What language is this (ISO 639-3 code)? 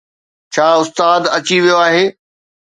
snd